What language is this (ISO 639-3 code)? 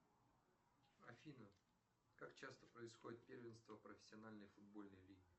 rus